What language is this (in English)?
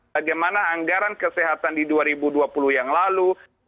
Indonesian